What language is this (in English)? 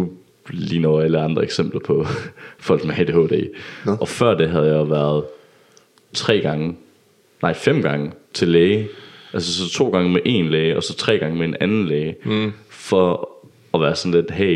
Danish